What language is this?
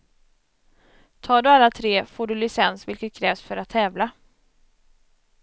Swedish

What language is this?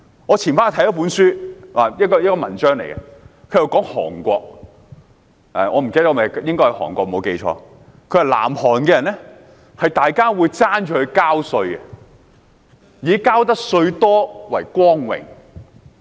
Cantonese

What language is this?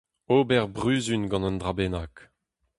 Breton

